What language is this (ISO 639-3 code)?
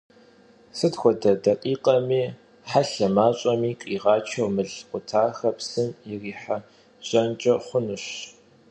kbd